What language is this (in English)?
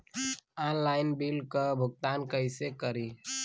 Bhojpuri